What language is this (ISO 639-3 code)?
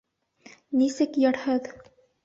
bak